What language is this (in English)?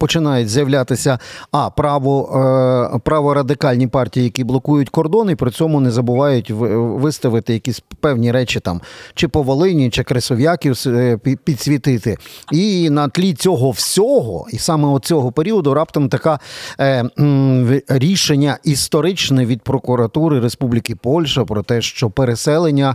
Ukrainian